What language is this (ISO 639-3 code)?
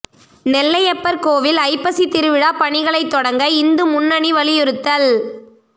tam